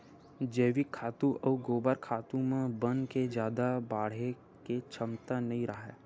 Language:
Chhattisgarhi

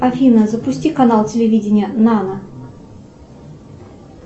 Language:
Russian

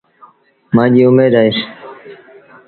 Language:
Sindhi Bhil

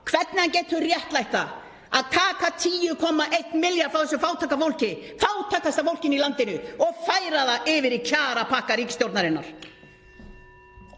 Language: Icelandic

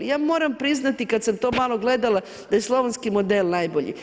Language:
Croatian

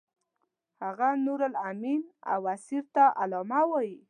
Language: Pashto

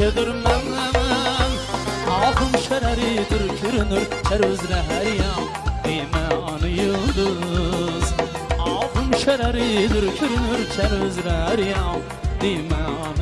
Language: Uzbek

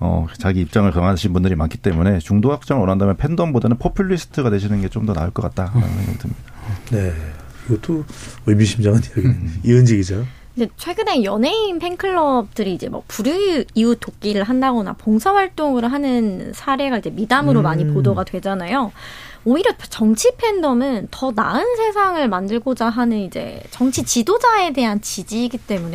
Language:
Korean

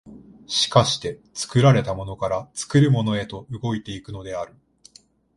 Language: Japanese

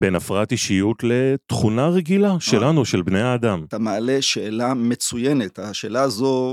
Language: Hebrew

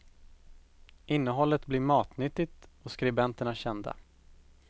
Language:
Swedish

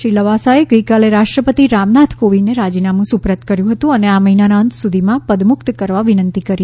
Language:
Gujarati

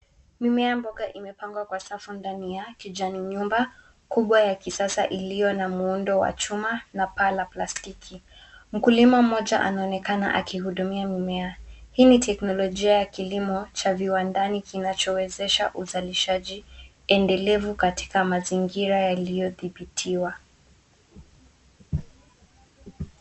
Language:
Swahili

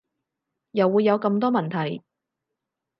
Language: Cantonese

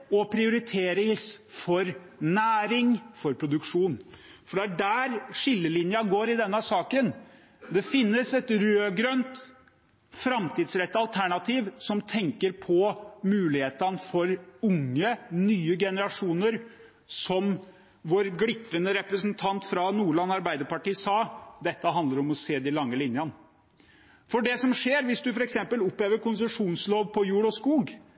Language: Norwegian Bokmål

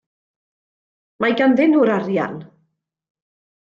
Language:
Welsh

